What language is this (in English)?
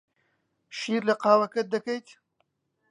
Central Kurdish